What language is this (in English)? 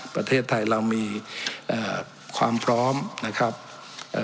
Thai